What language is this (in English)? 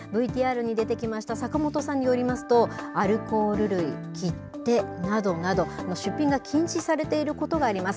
Japanese